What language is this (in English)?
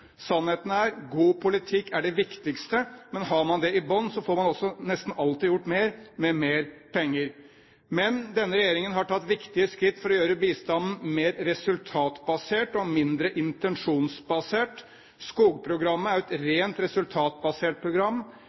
Norwegian Bokmål